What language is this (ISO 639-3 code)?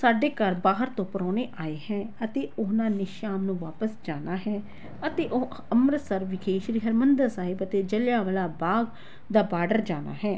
pan